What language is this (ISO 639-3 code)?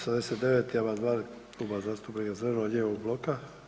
hrv